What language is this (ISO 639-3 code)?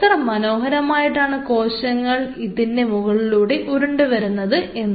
mal